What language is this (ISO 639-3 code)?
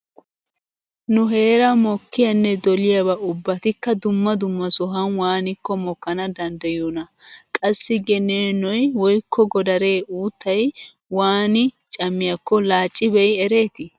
wal